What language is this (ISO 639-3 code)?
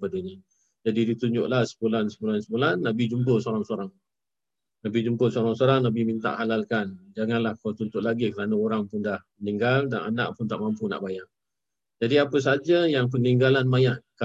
msa